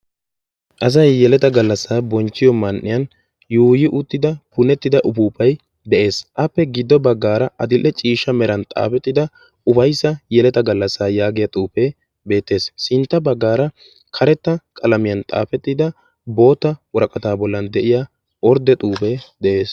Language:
Wolaytta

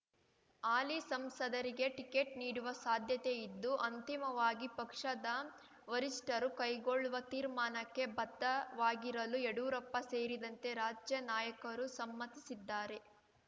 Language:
Kannada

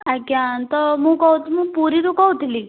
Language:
Odia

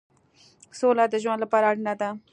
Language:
Pashto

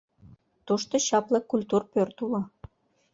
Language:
Mari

